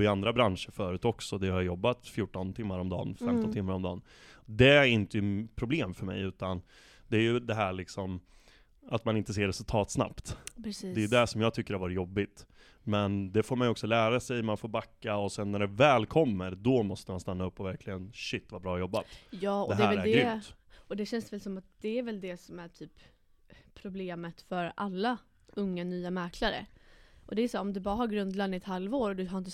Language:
Swedish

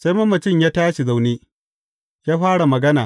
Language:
Hausa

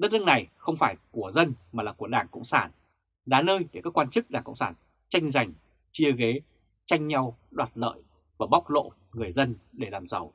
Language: Vietnamese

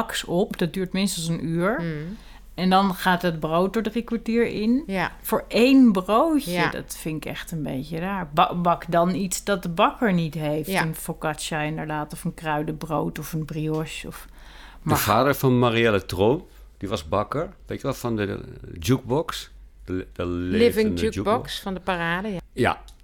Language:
Dutch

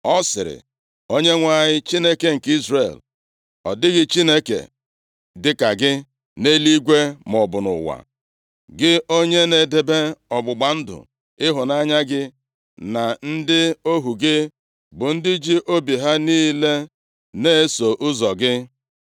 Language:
Igbo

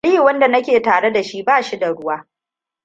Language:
Hausa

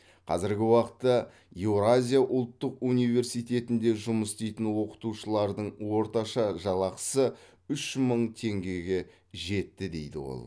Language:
Kazakh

